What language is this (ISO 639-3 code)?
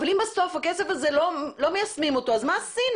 heb